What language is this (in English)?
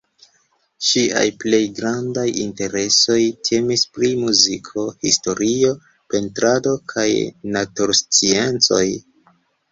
Esperanto